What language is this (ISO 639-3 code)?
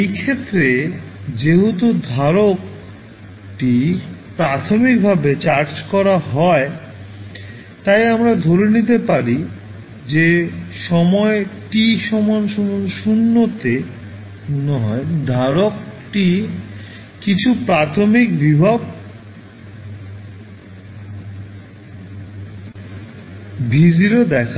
ben